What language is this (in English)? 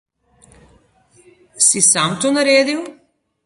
Slovenian